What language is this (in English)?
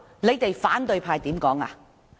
Cantonese